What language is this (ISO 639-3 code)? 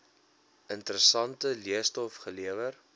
afr